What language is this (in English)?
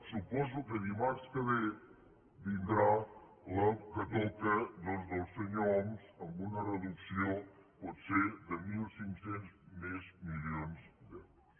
Catalan